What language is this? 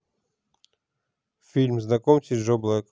Russian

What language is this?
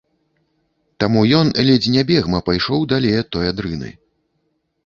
Belarusian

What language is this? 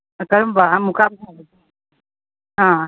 Manipuri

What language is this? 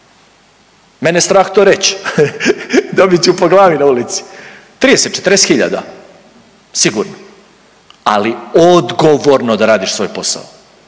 Croatian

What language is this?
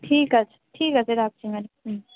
Bangla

